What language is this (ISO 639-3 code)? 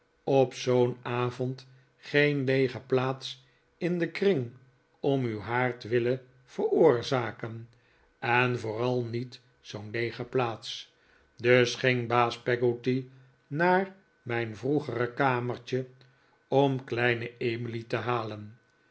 nld